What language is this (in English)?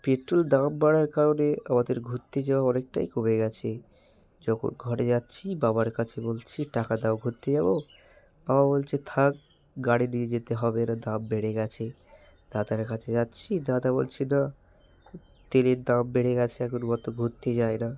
Bangla